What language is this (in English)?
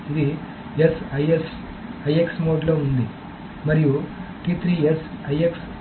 Telugu